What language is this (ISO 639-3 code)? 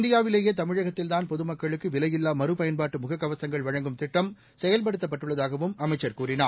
tam